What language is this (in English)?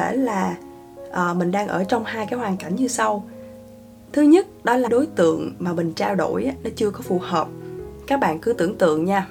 Vietnamese